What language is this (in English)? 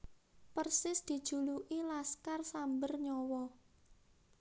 Javanese